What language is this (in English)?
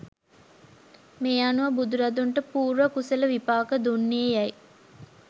Sinhala